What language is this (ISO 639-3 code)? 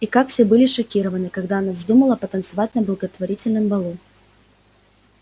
rus